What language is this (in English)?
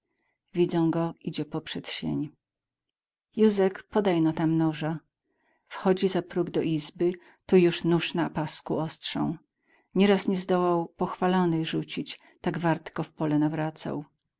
Polish